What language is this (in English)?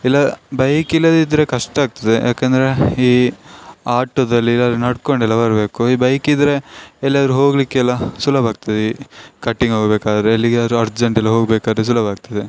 Kannada